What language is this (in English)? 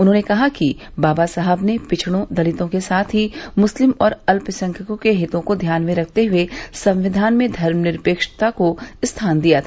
Hindi